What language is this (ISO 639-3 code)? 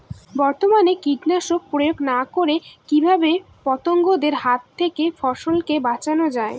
ben